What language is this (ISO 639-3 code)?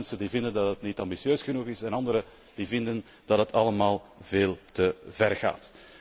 nld